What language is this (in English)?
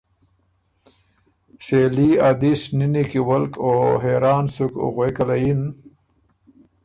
Ormuri